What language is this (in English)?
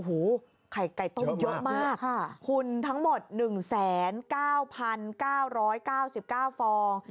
Thai